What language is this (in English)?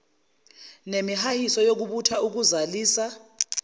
Zulu